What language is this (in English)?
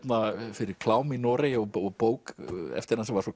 Icelandic